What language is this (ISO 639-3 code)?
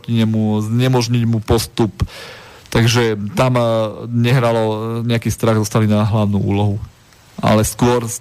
slk